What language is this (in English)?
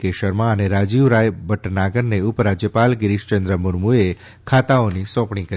Gujarati